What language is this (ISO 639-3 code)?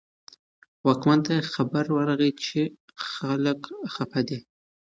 pus